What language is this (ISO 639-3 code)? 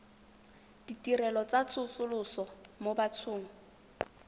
tsn